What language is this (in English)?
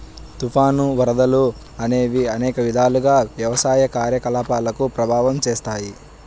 Telugu